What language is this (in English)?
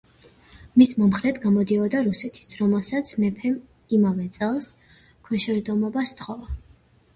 Georgian